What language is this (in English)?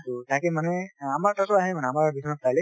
Assamese